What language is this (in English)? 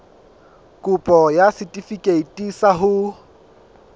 Southern Sotho